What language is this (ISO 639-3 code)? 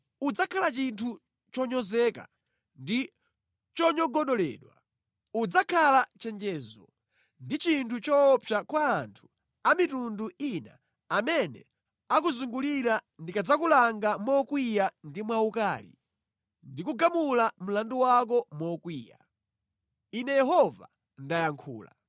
nya